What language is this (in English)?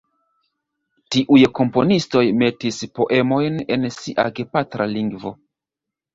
Esperanto